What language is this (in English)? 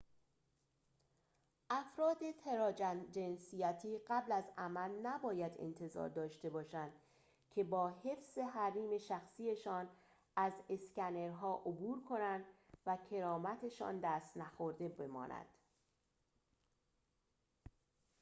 Persian